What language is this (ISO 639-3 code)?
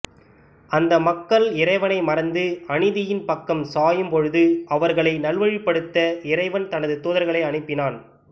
tam